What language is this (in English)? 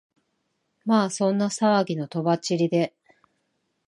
Japanese